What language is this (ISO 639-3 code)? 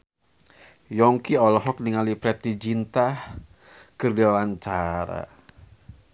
sun